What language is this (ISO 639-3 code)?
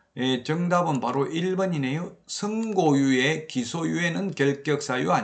kor